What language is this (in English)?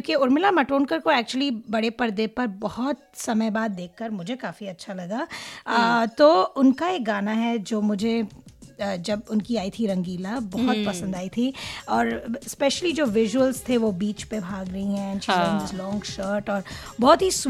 Hindi